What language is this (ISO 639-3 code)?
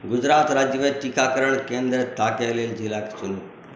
mai